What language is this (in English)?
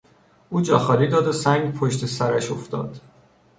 Persian